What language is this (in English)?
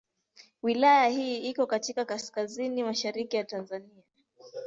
Swahili